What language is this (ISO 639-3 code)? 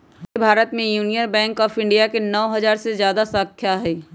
mag